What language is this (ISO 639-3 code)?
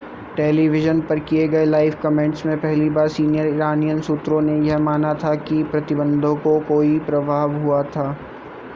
hin